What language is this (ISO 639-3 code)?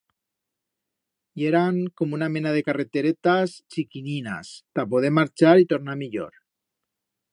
arg